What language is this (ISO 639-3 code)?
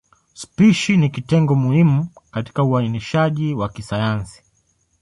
swa